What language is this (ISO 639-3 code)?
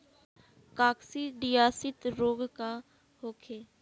bho